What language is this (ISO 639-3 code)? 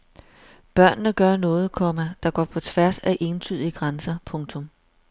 dan